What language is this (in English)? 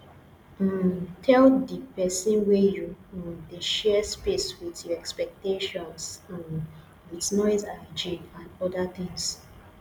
Nigerian Pidgin